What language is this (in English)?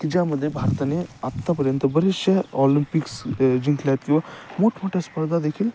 Marathi